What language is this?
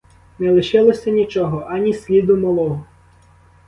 Ukrainian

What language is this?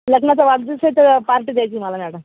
Marathi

